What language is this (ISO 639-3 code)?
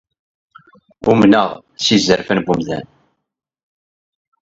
kab